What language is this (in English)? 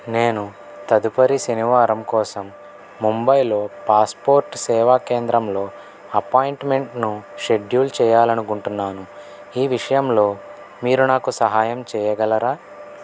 Telugu